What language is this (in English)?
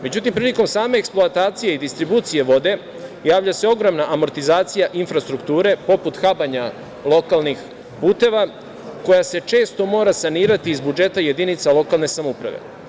Serbian